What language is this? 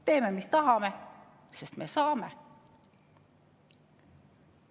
Estonian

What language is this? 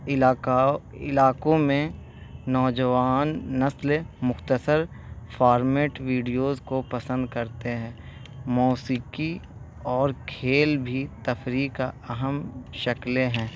Urdu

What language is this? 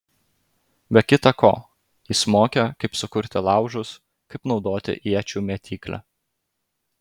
Lithuanian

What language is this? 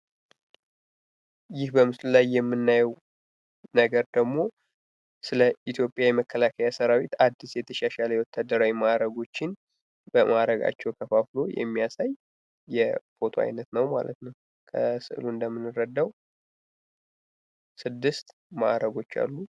Amharic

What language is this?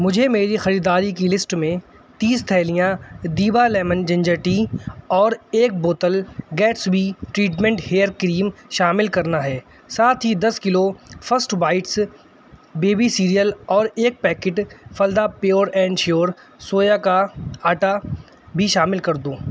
Urdu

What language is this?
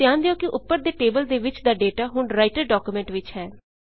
Punjabi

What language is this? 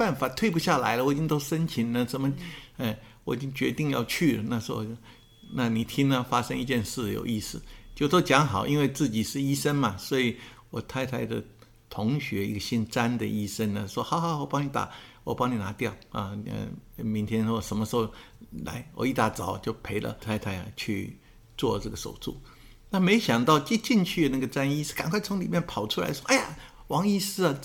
Chinese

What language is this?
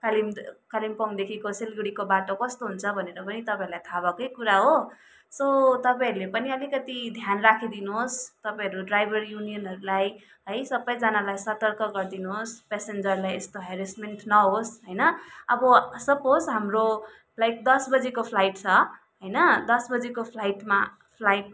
Nepali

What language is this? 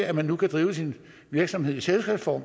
Danish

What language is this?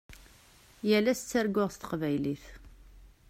Kabyle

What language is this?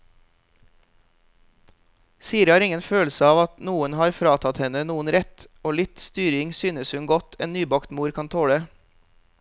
Norwegian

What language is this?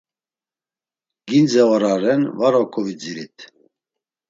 Laz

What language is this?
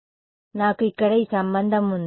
Telugu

